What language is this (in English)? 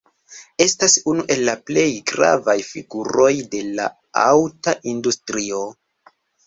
Esperanto